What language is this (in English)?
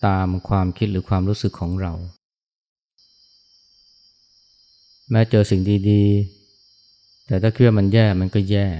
Thai